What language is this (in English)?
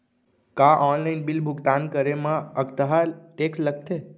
Chhattisgarhi